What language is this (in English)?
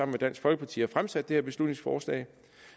Danish